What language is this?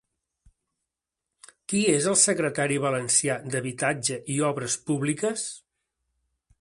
Catalan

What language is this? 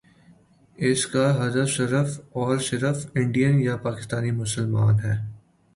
Urdu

